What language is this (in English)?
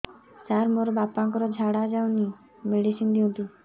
Odia